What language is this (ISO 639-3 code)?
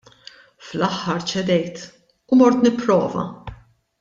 mlt